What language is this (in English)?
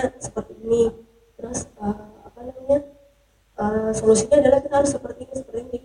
Indonesian